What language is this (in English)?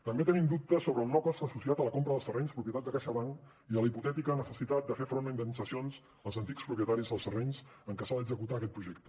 Catalan